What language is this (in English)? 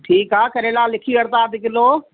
Sindhi